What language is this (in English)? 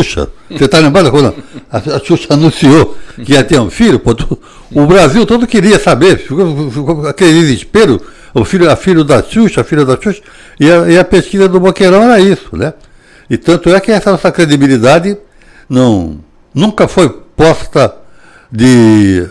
Portuguese